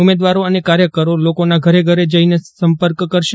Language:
Gujarati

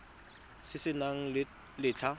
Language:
Tswana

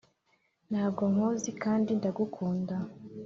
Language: Kinyarwanda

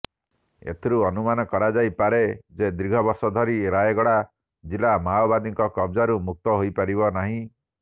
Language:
Odia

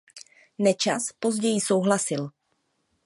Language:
Czech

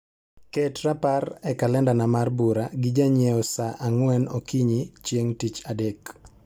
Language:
Luo (Kenya and Tanzania)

